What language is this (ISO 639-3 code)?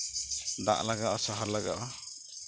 sat